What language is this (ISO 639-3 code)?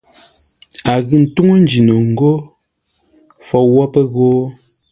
nla